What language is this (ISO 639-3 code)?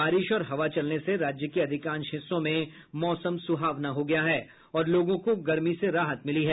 hin